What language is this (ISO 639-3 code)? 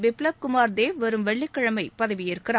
tam